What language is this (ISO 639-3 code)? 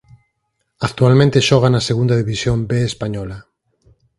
glg